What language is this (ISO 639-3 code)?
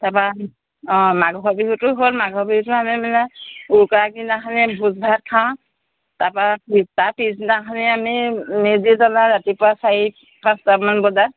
asm